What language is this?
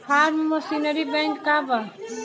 Bhojpuri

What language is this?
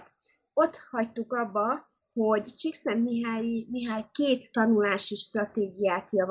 Hungarian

